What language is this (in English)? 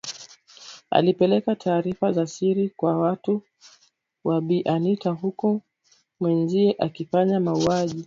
Swahili